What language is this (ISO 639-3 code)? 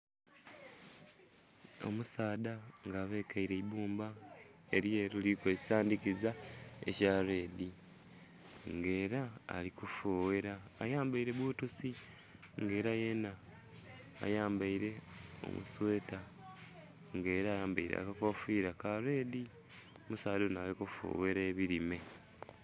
xog